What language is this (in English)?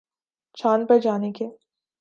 Urdu